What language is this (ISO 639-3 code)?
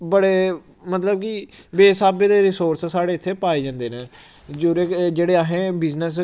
doi